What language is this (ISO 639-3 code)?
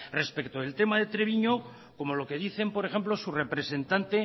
spa